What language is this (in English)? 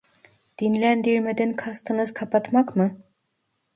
Turkish